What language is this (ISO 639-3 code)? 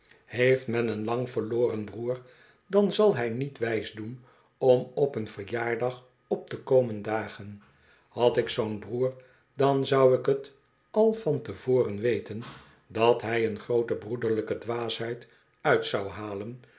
nld